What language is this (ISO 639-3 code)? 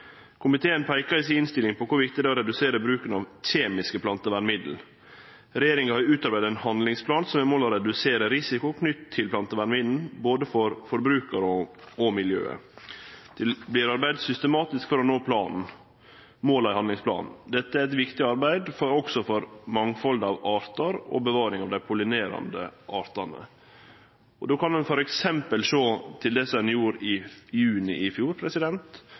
nno